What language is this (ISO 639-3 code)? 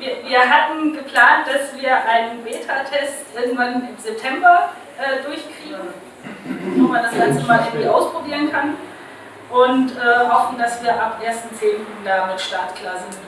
deu